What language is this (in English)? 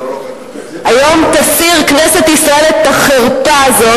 Hebrew